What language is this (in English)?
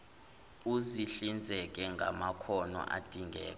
Zulu